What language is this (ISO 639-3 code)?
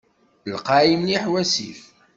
kab